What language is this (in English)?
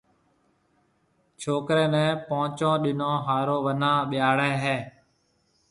Marwari (Pakistan)